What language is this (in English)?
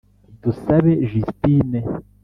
Kinyarwanda